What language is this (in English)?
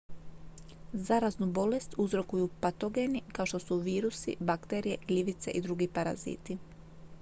Croatian